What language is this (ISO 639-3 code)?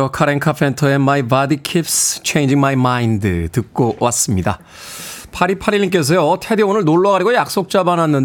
kor